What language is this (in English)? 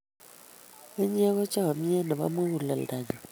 Kalenjin